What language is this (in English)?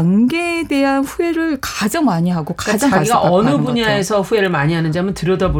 Korean